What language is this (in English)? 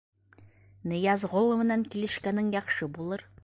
Bashkir